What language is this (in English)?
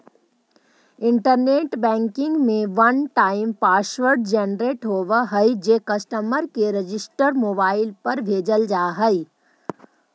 Magahi